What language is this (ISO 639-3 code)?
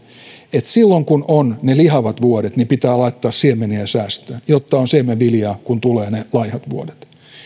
fin